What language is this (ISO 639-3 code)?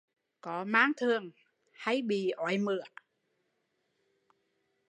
vie